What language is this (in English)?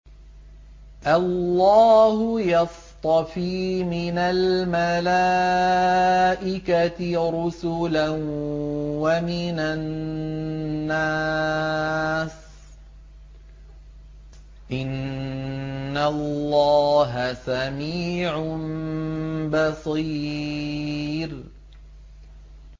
Arabic